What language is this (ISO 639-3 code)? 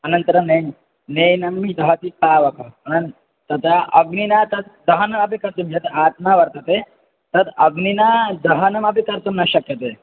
san